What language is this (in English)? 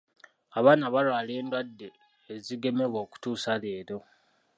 Ganda